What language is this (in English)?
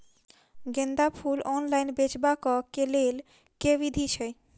Maithili